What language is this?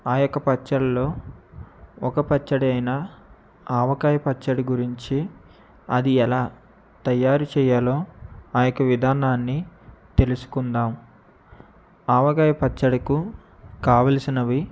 Telugu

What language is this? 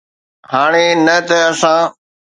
Sindhi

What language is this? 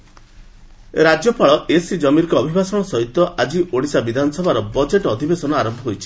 Odia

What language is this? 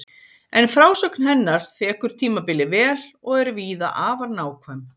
Icelandic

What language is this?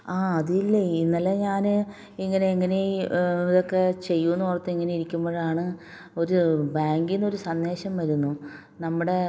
Malayalam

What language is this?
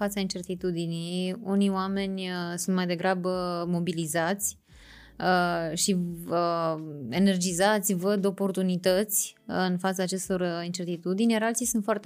Romanian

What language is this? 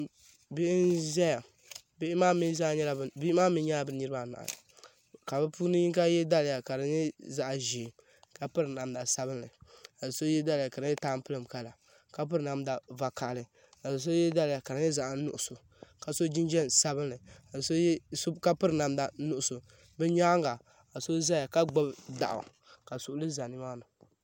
Dagbani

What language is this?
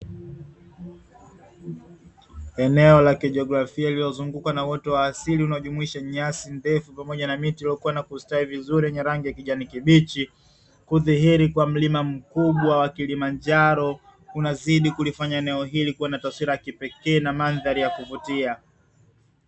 Swahili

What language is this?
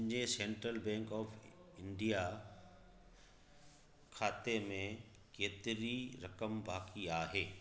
Sindhi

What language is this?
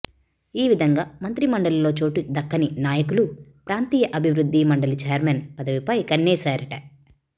Telugu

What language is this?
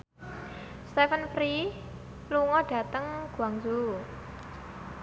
Javanese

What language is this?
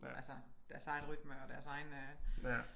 Danish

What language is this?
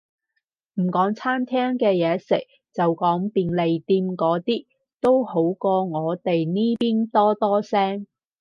Cantonese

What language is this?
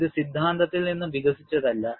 Malayalam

